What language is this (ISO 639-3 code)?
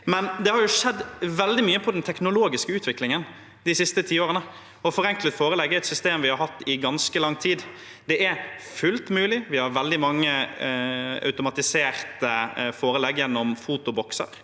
nor